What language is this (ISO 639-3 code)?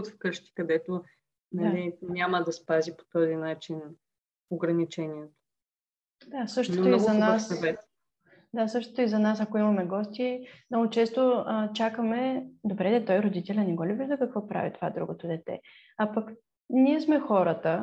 bul